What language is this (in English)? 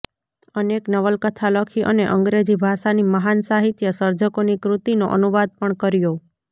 Gujarati